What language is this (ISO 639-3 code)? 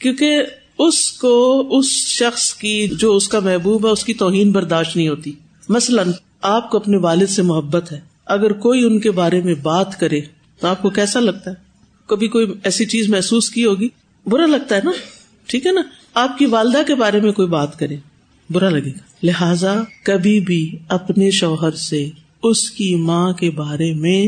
urd